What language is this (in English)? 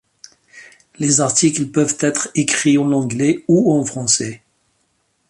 French